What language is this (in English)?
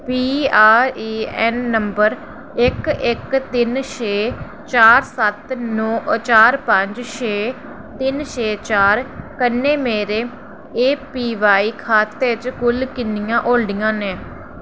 Dogri